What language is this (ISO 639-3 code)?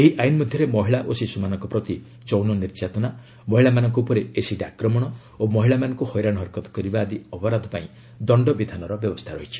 ori